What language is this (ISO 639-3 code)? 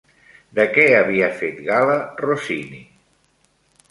cat